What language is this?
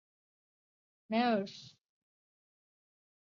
Chinese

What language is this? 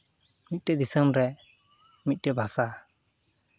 Santali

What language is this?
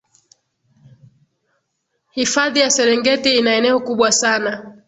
Swahili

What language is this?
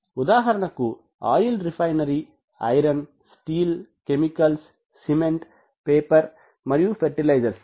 Telugu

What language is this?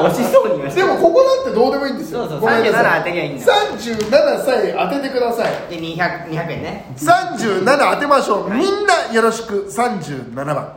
Japanese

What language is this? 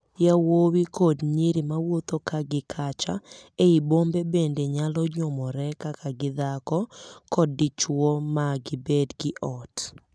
Luo (Kenya and Tanzania)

